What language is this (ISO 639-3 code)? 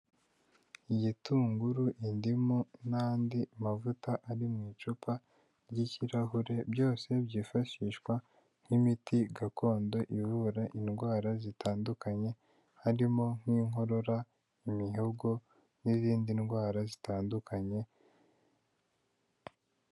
kin